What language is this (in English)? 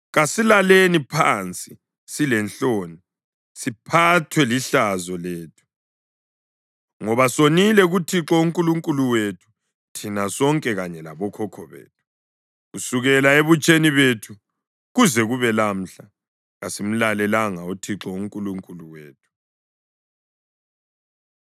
North Ndebele